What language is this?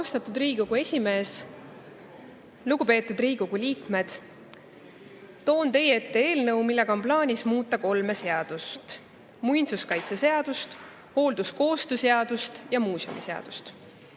Estonian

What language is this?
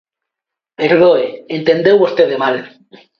Galician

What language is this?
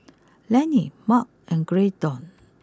English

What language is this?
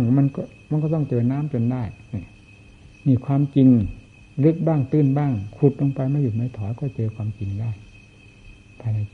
Thai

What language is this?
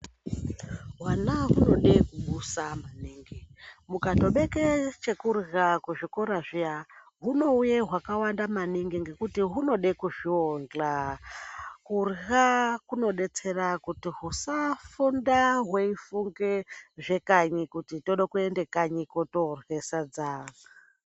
Ndau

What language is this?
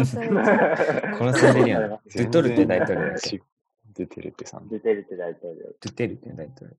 Japanese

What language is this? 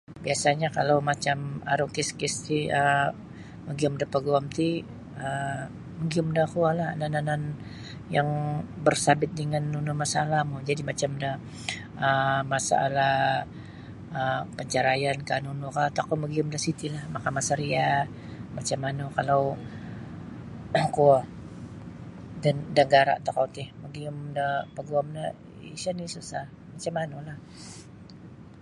Sabah Bisaya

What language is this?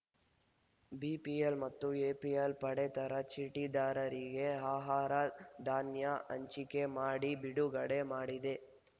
Kannada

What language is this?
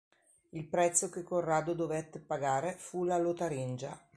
Italian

